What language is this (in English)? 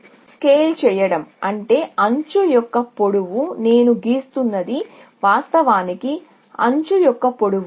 Telugu